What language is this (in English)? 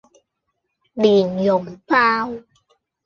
Cantonese